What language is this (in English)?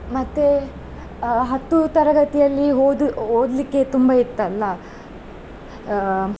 Kannada